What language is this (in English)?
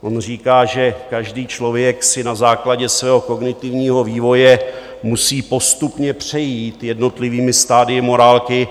Czech